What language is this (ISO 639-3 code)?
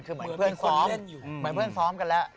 tha